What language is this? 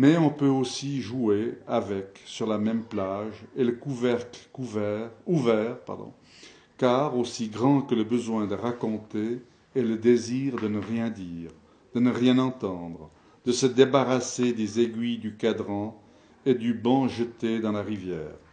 French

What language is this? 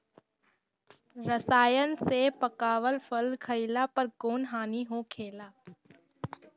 Bhojpuri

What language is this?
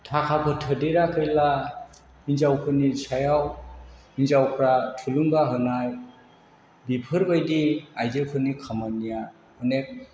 Bodo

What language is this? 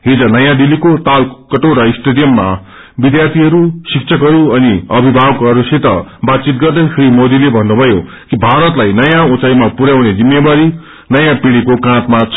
Nepali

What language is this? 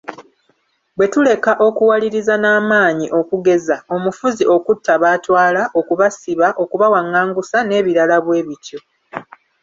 Ganda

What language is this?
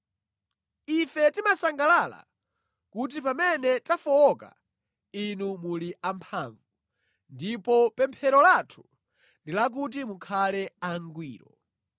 Nyanja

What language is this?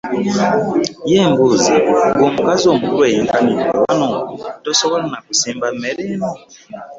Ganda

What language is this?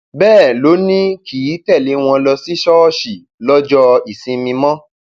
Yoruba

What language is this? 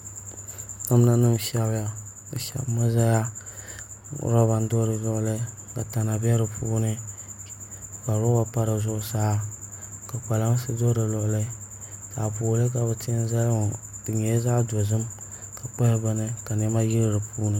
Dagbani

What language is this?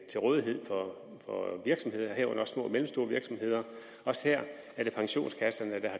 Danish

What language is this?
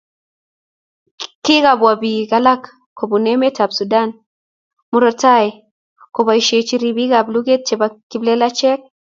Kalenjin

